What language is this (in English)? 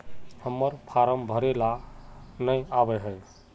Magahi